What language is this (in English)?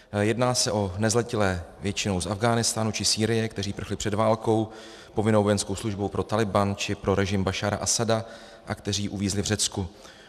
Czech